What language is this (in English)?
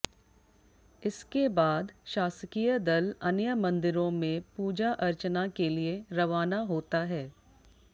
Hindi